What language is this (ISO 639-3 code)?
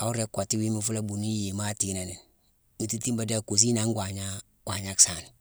msw